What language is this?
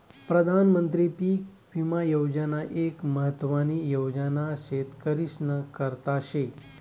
Marathi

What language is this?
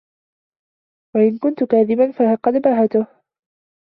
Arabic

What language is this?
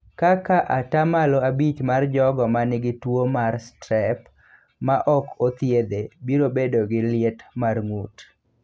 Luo (Kenya and Tanzania)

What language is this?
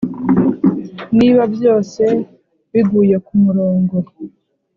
Kinyarwanda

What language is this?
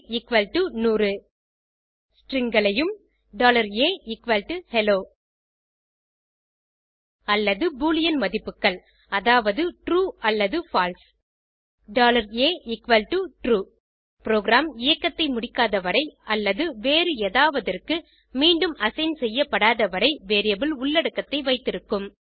Tamil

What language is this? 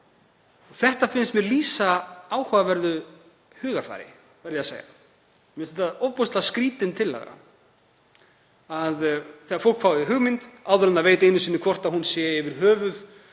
Icelandic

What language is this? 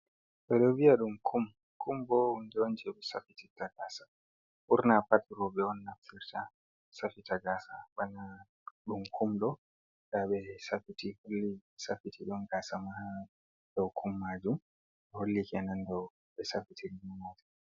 Fula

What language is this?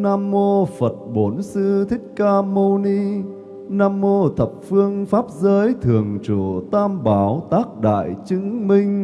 Vietnamese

